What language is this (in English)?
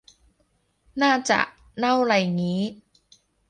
Thai